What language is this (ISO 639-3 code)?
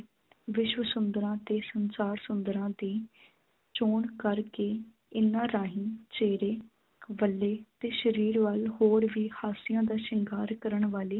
pan